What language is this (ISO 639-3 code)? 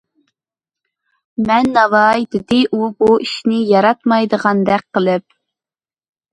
uig